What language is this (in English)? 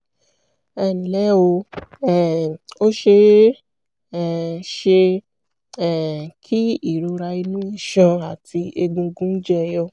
Yoruba